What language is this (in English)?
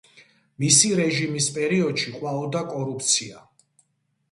Georgian